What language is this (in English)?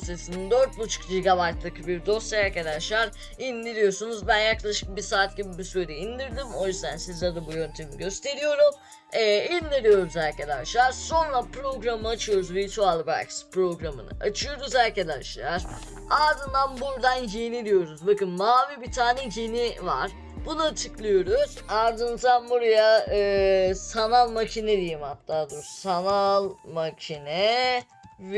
Turkish